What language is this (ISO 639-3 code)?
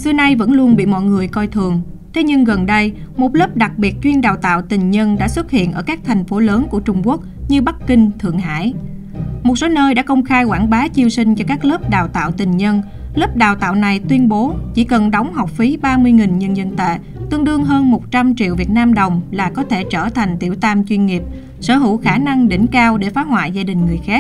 vie